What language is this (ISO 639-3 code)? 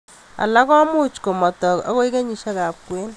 kln